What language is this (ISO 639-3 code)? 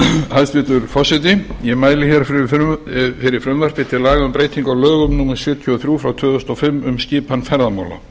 isl